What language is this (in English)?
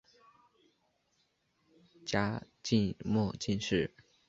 Chinese